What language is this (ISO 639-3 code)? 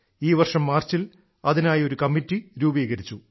mal